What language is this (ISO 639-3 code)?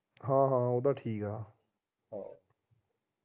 pan